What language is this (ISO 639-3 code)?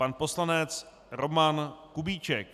ces